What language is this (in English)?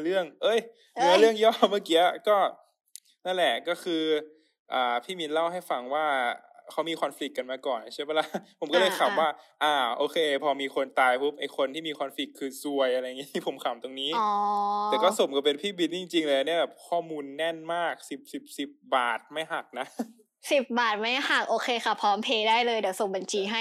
Thai